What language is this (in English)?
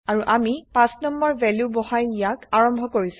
Assamese